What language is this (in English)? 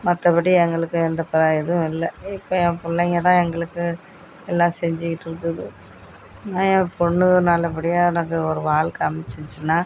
Tamil